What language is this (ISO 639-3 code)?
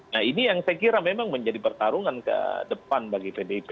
ind